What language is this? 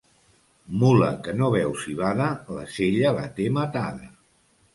Catalan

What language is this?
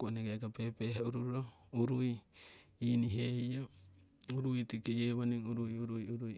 Siwai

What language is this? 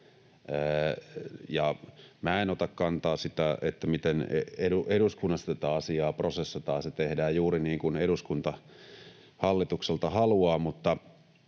Finnish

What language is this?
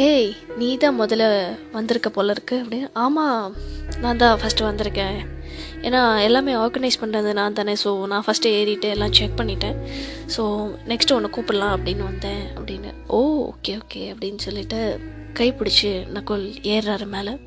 Tamil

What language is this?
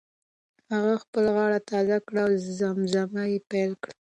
Pashto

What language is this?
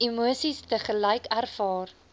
Afrikaans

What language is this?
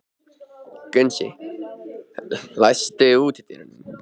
Icelandic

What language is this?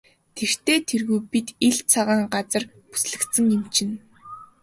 Mongolian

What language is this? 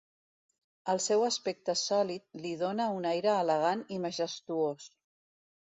Catalan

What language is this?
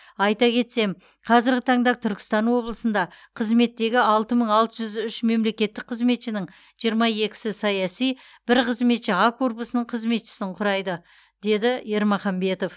Kazakh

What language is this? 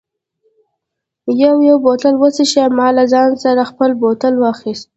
Pashto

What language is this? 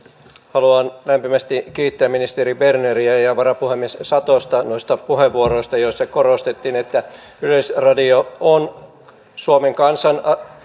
Finnish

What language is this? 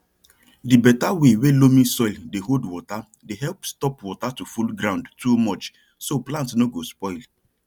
Nigerian Pidgin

